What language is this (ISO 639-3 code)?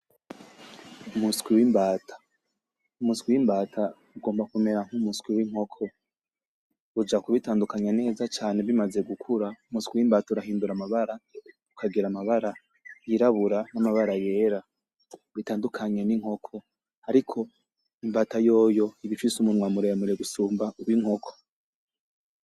run